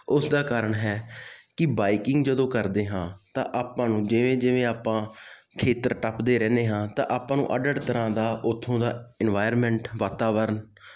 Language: Punjabi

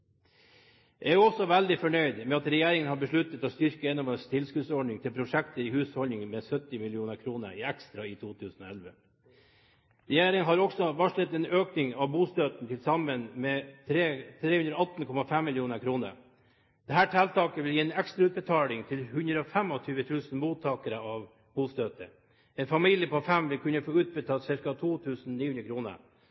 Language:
Norwegian Bokmål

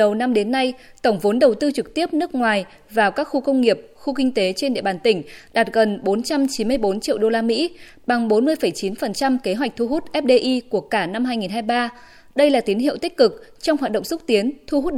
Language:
Vietnamese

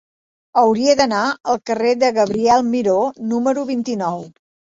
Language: Catalan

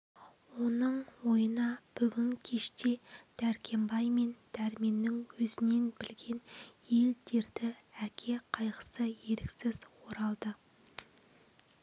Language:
Kazakh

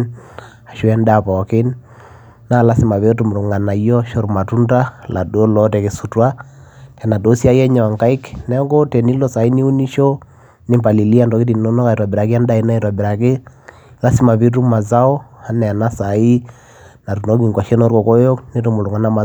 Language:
Masai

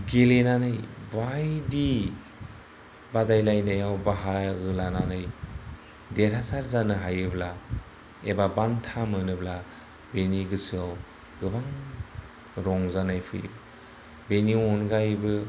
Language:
Bodo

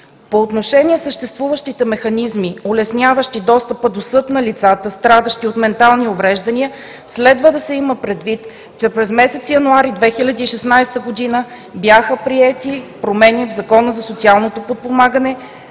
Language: Bulgarian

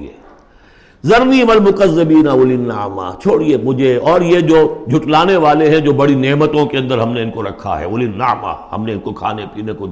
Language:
Urdu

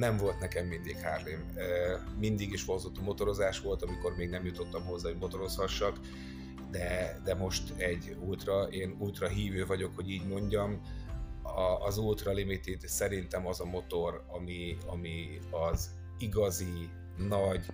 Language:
Hungarian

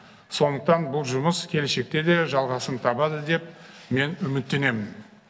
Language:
Kazakh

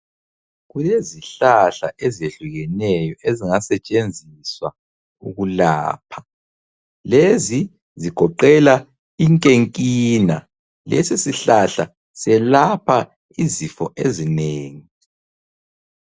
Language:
North Ndebele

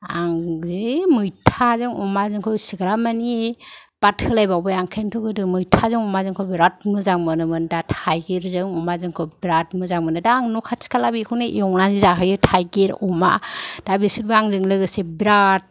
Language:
Bodo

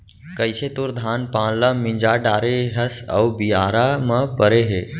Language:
Chhattisgarhi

